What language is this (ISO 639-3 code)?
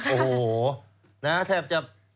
tha